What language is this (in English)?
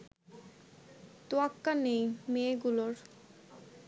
Bangla